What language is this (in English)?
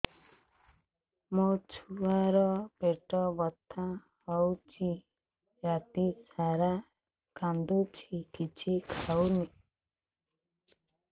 Odia